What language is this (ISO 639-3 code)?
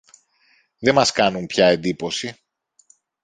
ell